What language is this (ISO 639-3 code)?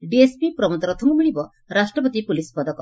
ori